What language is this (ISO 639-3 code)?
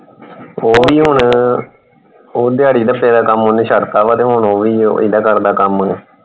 pan